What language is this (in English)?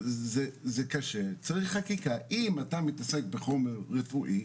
Hebrew